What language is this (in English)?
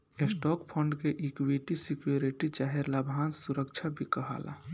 Bhojpuri